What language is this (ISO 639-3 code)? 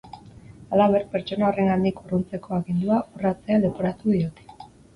eus